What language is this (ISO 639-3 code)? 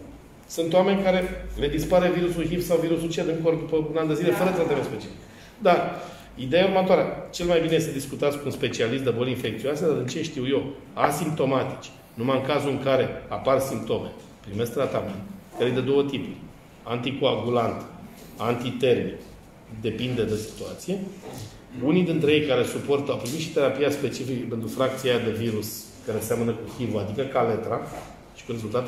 ron